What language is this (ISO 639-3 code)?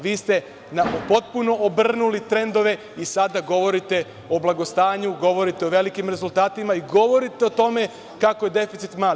srp